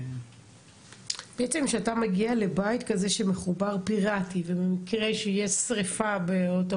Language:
Hebrew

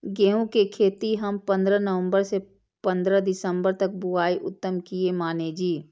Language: Maithili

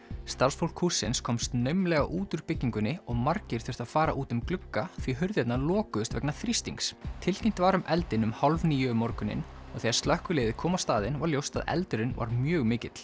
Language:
Icelandic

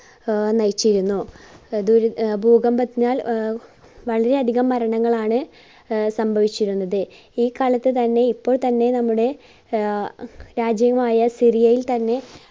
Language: Malayalam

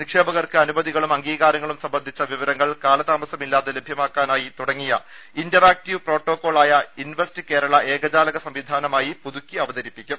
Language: Malayalam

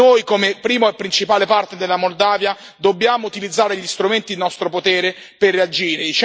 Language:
Italian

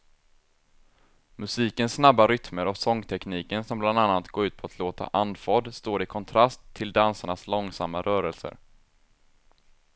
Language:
Swedish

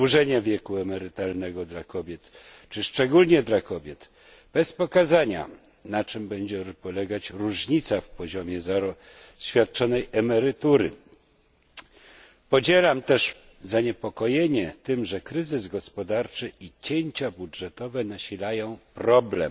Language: Polish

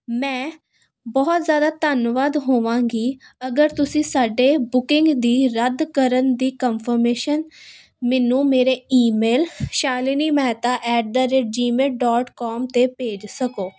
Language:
Punjabi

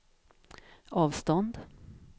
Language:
Swedish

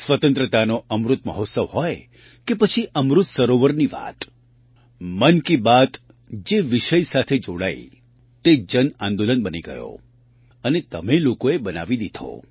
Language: Gujarati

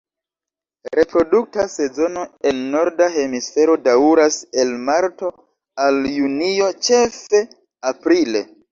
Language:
Esperanto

